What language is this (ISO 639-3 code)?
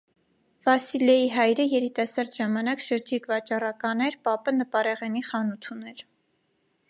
hye